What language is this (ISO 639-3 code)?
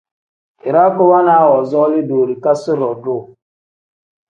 kdh